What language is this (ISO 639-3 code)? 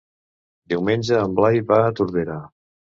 cat